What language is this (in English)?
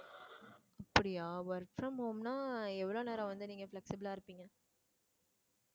Tamil